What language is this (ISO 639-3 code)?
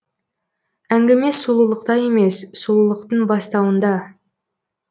kaz